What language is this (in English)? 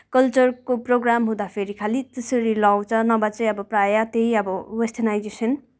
Nepali